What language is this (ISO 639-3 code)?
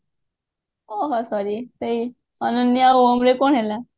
ori